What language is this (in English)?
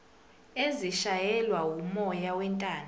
Zulu